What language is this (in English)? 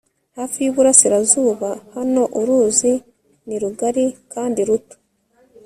Kinyarwanda